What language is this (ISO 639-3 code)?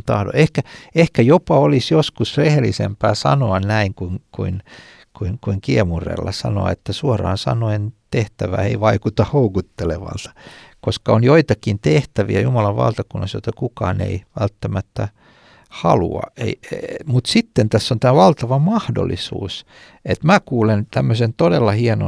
fin